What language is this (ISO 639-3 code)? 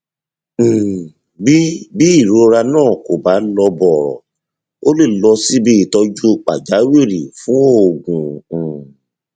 yor